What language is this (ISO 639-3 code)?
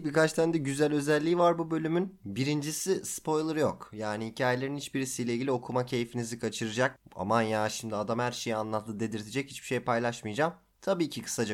tur